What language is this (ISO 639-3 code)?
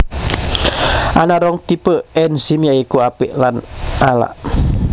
jav